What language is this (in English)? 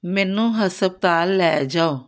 Punjabi